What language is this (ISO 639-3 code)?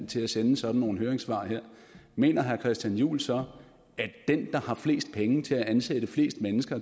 dan